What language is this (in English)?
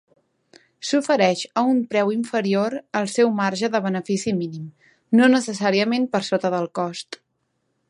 Catalan